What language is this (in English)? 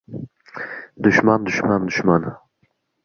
Uzbek